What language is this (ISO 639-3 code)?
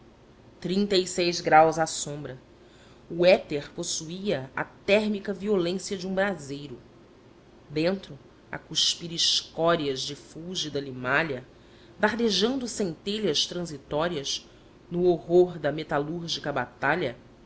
por